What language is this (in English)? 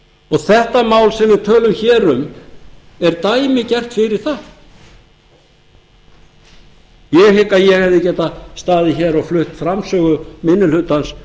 Icelandic